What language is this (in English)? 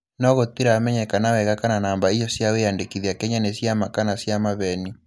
Kikuyu